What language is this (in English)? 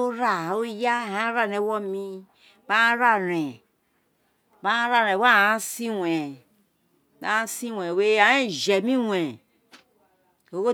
Isekiri